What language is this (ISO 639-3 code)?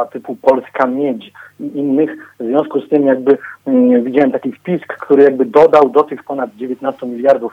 pol